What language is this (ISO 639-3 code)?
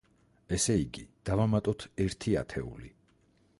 kat